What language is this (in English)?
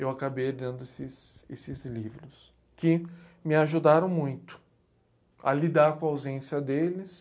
Portuguese